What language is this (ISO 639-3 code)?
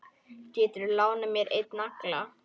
isl